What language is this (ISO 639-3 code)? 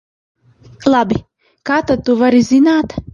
lav